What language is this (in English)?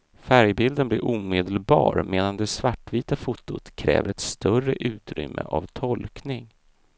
Swedish